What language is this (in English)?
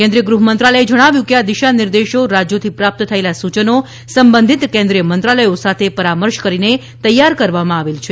Gujarati